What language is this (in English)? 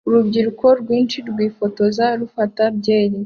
Kinyarwanda